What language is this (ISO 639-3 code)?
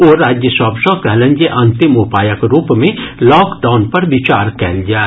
mai